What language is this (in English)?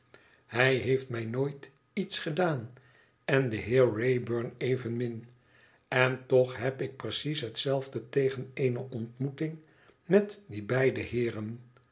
Dutch